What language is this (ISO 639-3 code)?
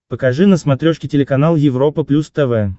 rus